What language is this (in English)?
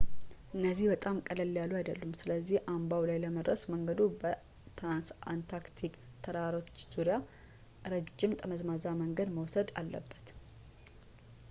Amharic